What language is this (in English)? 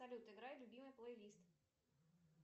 Russian